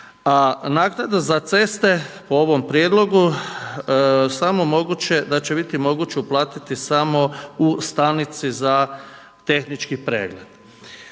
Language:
Croatian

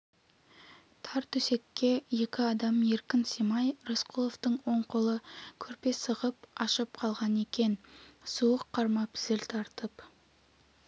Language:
Kazakh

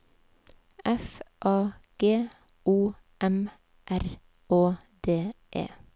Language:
Norwegian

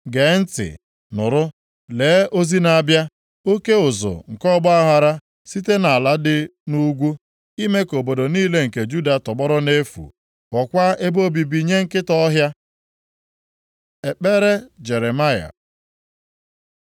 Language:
Igbo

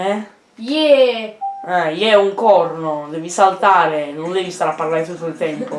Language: Italian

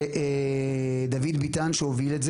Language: Hebrew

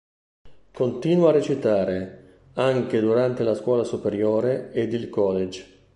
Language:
Italian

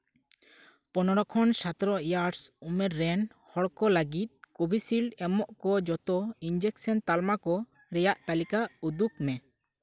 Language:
Santali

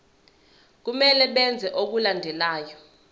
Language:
Zulu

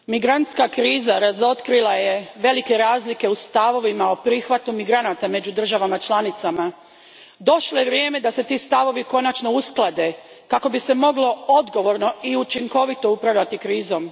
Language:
Croatian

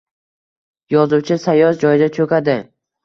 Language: Uzbek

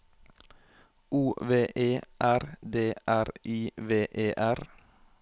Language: Norwegian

